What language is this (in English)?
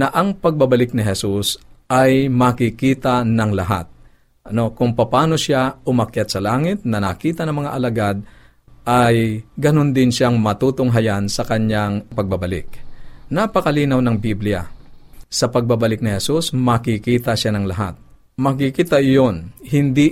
Filipino